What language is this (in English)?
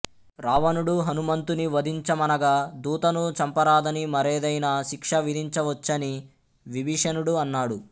Telugu